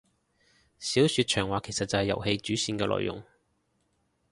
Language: Cantonese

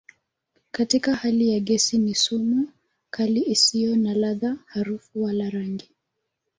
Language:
Swahili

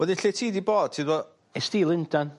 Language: Welsh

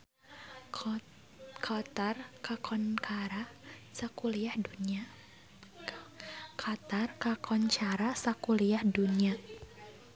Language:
Sundanese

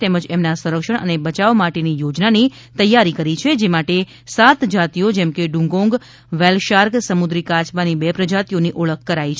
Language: Gujarati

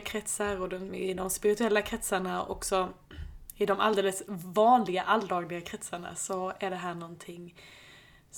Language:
Swedish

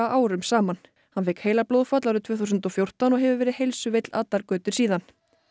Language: Icelandic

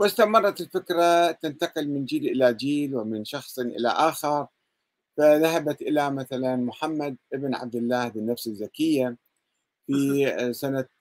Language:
Arabic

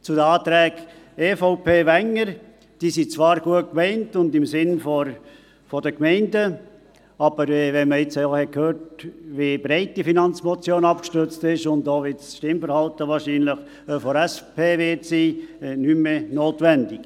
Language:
Swiss German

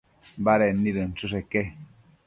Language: Matsés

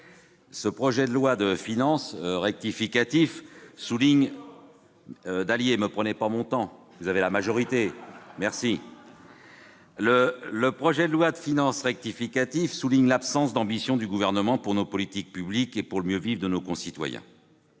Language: French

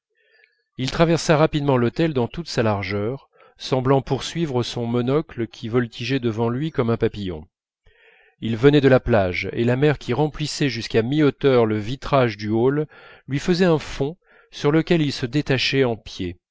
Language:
French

